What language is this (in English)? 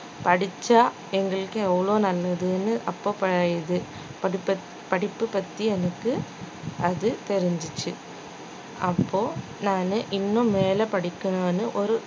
Tamil